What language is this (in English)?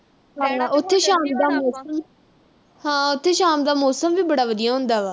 Punjabi